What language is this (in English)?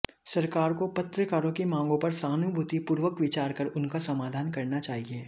Hindi